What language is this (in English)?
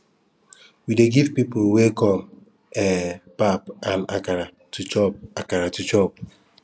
Nigerian Pidgin